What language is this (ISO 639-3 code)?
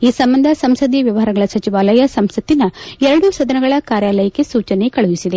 kan